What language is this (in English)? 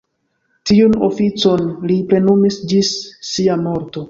Esperanto